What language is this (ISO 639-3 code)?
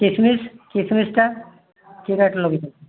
ori